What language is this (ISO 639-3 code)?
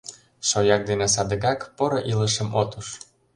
chm